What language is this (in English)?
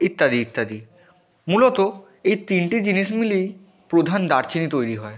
Bangla